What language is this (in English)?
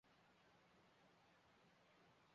Chinese